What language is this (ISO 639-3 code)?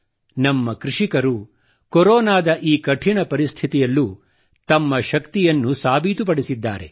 kan